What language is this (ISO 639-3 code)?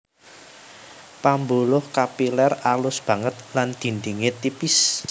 jav